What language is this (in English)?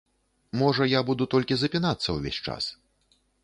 Belarusian